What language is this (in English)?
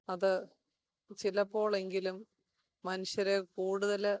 Malayalam